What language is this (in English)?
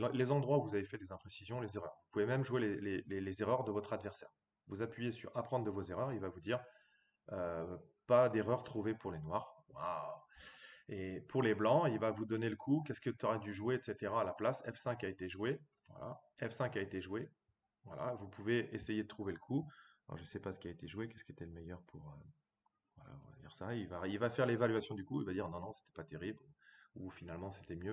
French